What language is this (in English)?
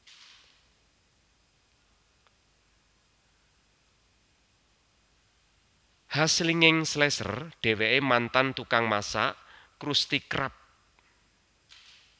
Javanese